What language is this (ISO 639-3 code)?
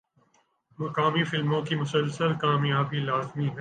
urd